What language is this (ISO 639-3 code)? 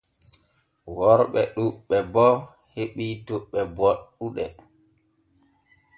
fue